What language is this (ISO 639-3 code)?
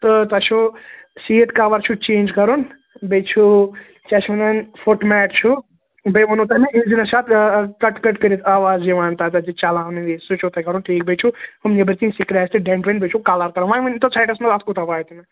kas